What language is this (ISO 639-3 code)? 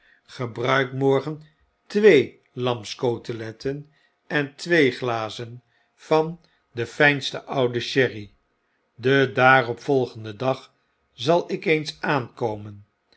nld